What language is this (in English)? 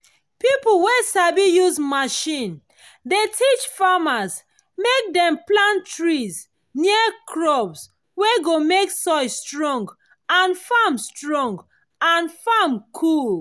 Nigerian Pidgin